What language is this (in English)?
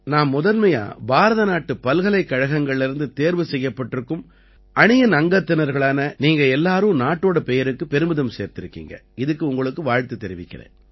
Tamil